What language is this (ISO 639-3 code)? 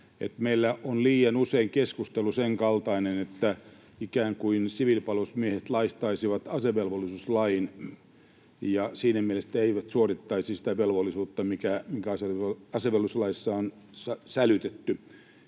fin